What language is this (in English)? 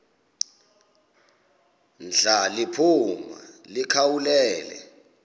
Xhosa